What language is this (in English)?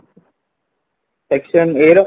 Odia